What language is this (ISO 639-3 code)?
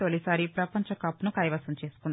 tel